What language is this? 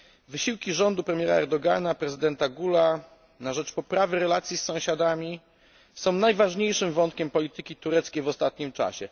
Polish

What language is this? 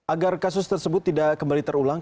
Indonesian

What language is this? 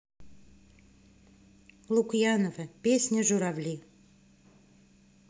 Russian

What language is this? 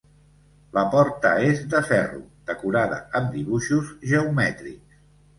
Catalan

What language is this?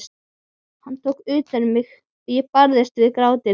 Icelandic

